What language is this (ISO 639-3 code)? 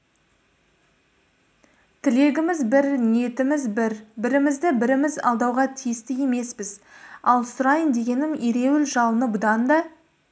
kaz